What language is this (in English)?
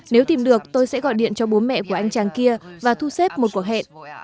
Vietnamese